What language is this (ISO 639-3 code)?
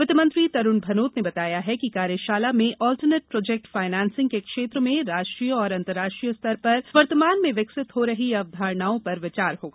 hin